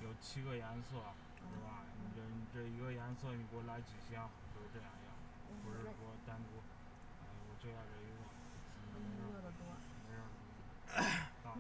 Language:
Chinese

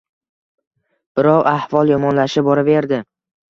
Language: Uzbek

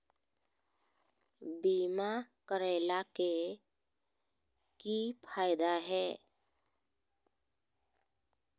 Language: Magahi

